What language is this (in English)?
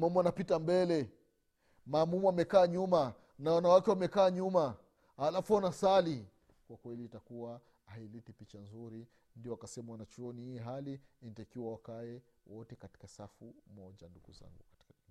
Swahili